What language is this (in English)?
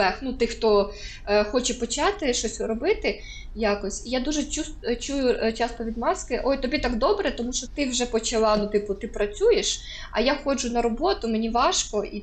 Ukrainian